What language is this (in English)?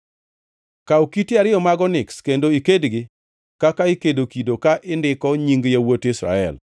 Luo (Kenya and Tanzania)